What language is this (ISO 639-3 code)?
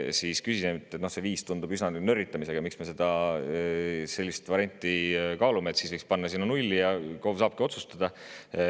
est